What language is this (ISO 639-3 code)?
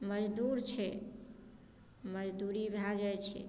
mai